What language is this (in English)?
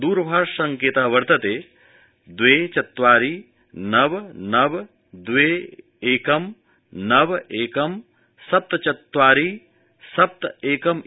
Sanskrit